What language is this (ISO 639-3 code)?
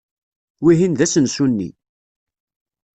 kab